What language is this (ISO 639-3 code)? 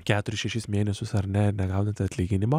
lit